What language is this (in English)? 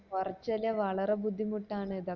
Malayalam